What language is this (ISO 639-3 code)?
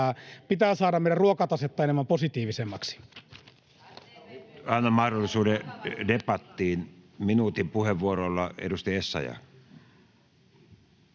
fin